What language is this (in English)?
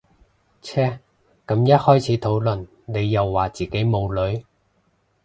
Cantonese